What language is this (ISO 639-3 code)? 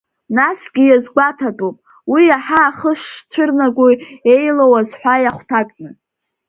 abk